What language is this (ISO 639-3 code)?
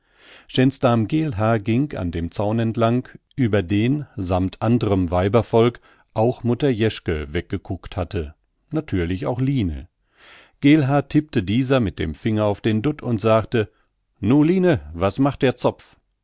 deu